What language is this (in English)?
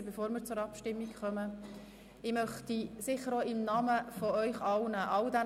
Swiss German